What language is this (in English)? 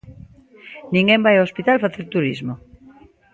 Galician